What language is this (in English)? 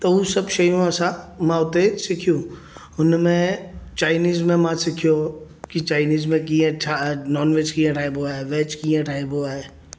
Sindhi